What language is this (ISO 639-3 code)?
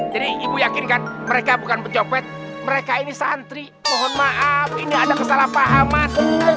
ind